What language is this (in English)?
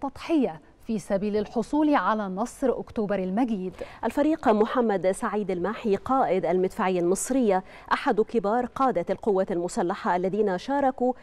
Arabic